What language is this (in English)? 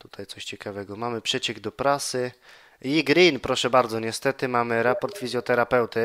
Polish